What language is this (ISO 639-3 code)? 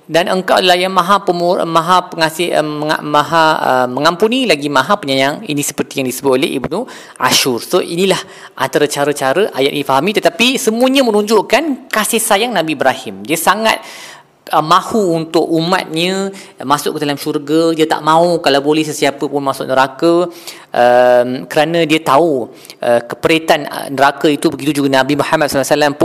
msa